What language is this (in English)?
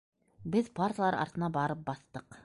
Bashkir